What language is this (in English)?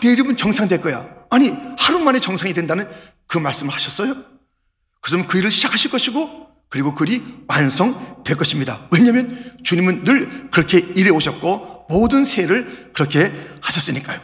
Korean